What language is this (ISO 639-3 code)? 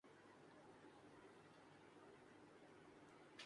urd